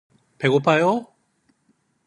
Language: Korean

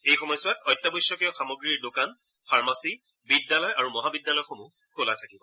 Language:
Assamese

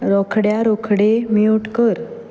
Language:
Konkani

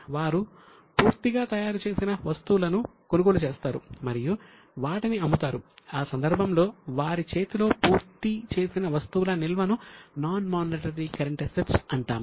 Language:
Telugu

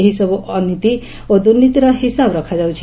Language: Odia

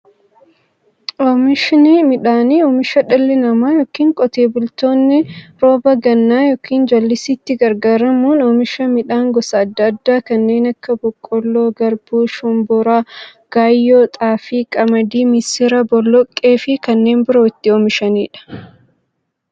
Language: Oromo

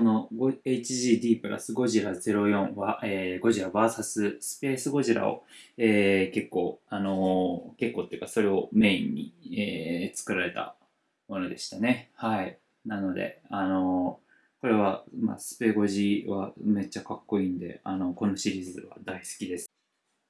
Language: Japanese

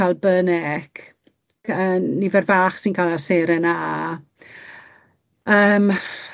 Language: Welsh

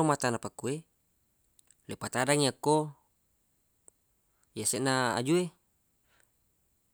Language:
Buginese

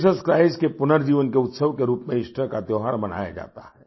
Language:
Hindi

